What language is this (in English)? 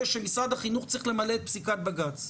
Hebrew